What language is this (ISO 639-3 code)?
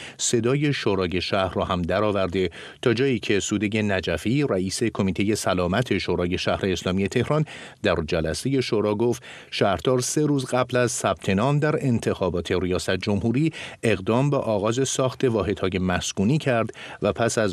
fas